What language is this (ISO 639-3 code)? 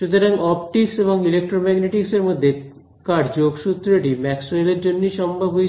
ben